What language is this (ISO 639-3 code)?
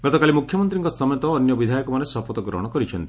ori